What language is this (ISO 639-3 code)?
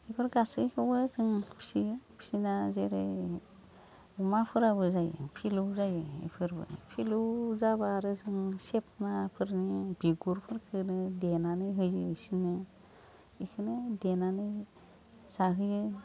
brx